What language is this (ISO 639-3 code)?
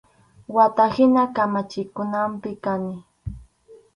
qxu